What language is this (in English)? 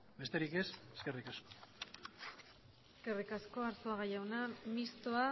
Basque